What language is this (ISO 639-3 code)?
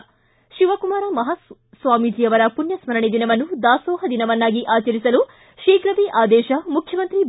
kan